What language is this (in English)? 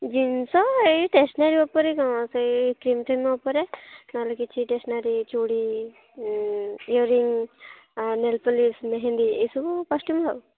Odia